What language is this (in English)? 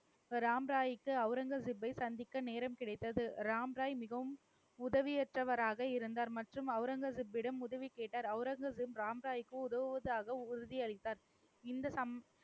Tamil